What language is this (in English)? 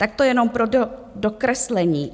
Czech